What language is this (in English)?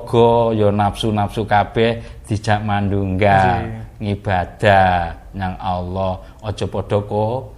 Indonesian